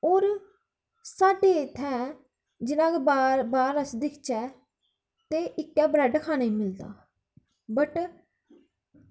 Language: Dogri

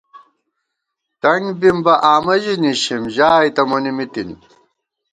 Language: Gawar-Bati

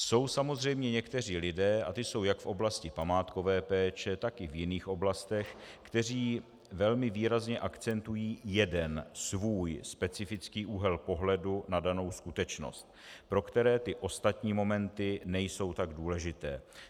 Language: Czech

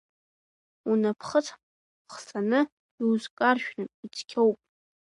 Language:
Abkhazian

